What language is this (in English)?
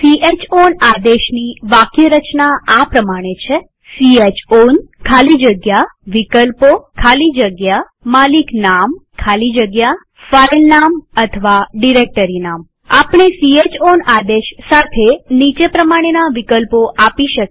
Gujarati